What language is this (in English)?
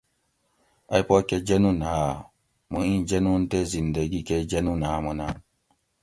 Gawri